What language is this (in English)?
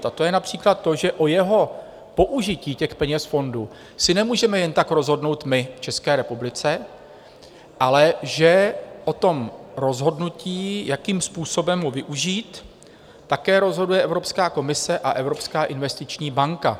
Czech